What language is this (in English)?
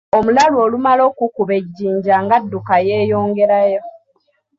Ganda